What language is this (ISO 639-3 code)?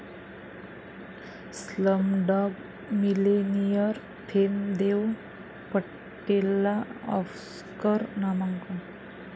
mar